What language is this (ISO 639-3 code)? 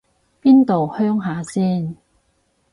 yue